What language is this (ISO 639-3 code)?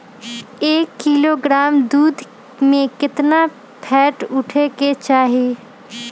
mag